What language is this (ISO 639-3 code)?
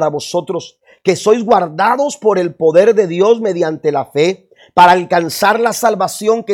spa